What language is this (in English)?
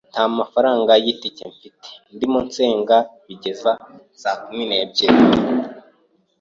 Kinyarwanda